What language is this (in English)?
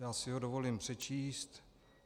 Czech